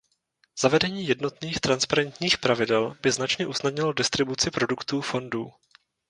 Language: Czech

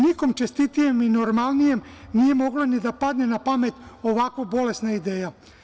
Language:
Serbian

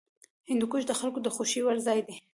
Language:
Pashto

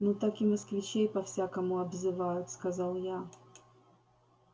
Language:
Russian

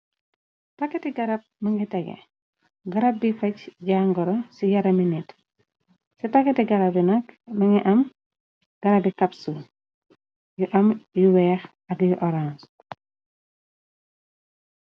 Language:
Wolof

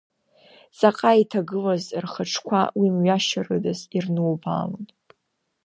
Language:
Abkhazian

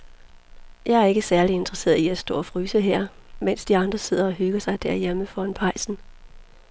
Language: Danish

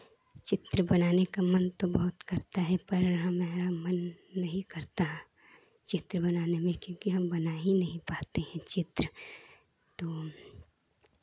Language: Hindi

